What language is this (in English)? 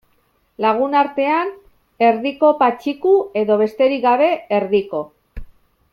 Basque